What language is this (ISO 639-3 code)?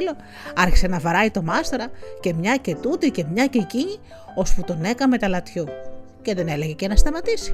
ell